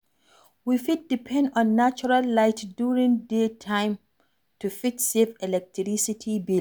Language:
Nigerian Pidgin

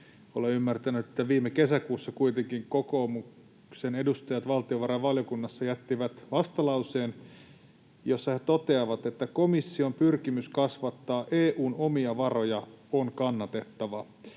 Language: Finnish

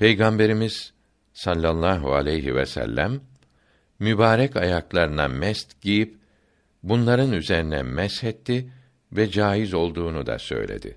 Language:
Turkish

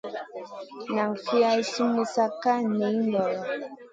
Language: Masana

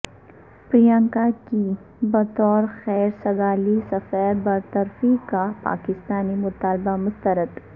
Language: Urdu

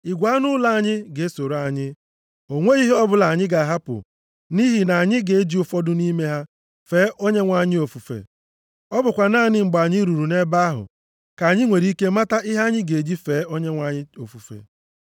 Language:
Igbo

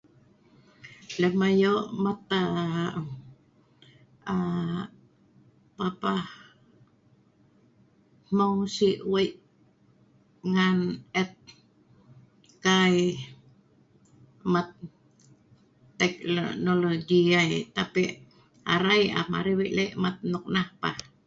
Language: Sa'ban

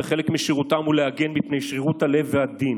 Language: Hebrew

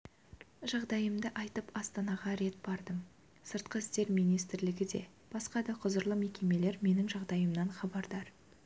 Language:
Kazakh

